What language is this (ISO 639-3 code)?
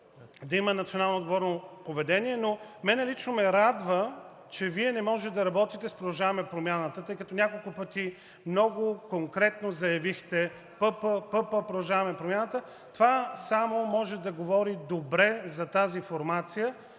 bul